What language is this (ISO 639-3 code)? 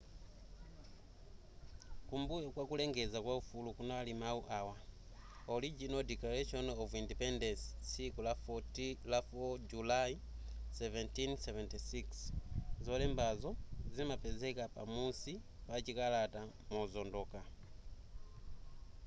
nya